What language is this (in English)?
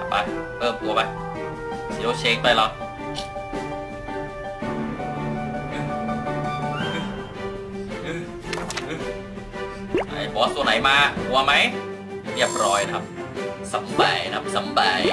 Thai